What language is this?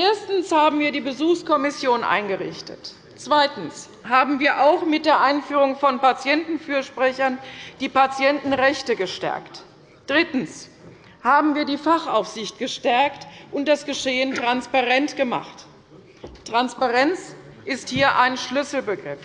German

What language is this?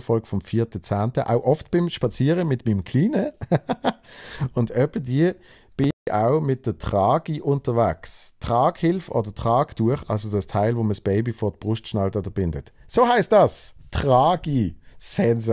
German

